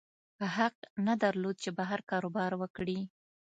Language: Pashto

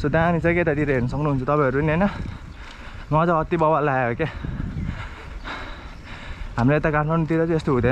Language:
Indonesian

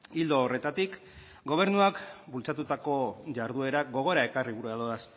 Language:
Basque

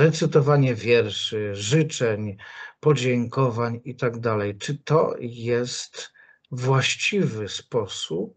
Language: Polish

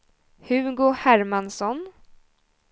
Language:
Swedish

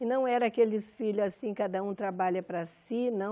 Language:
Portuguese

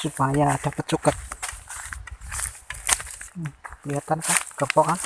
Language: Indonesian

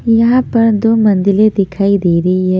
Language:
Hindi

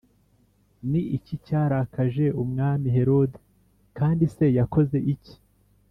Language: Kinyarwanda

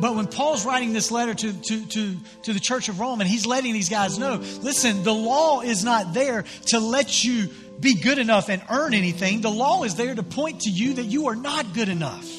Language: English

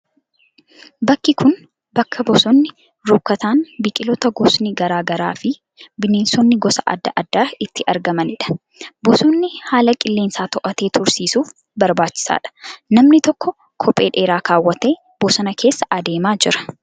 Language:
Oromo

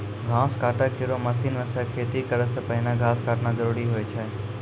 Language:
Maithili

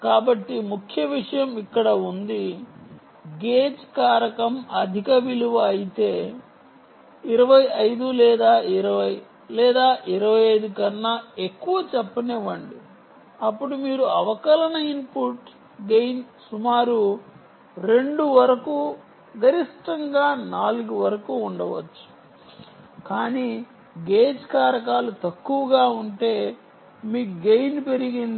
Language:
Telugu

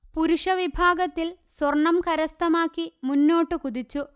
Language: Malayalam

